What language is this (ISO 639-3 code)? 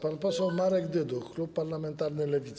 pol